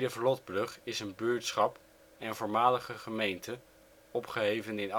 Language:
Dutch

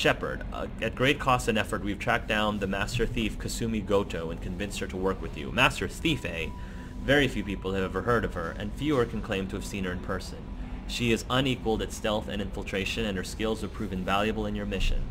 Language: English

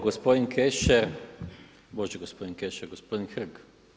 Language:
Croatian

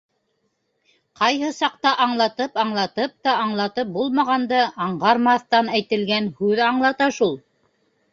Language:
Bashkir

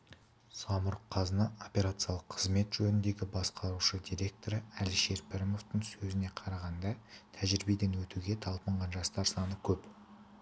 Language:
Kazakh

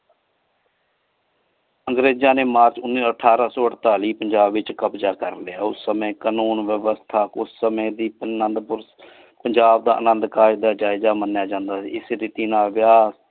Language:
Punjabi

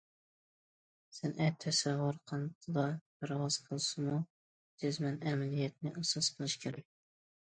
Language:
Uyghur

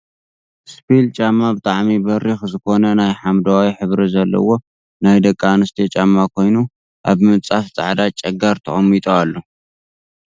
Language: Tigrinya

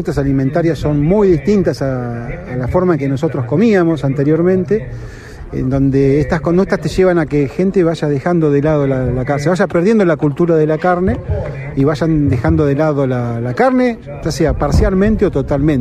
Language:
Spanish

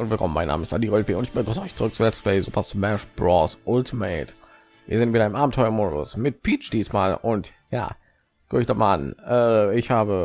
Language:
German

